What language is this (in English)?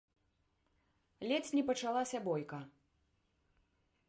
Belarusian